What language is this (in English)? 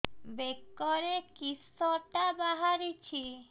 Odia